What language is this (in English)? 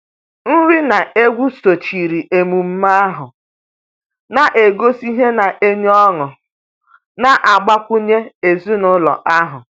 Igbo